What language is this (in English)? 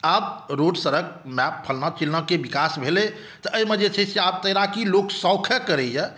Maithili